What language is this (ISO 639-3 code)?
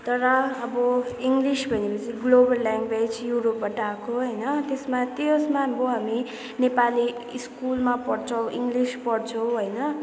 nep